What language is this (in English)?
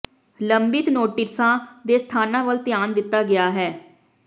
Punjabi